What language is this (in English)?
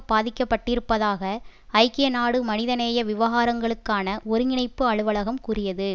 Tamil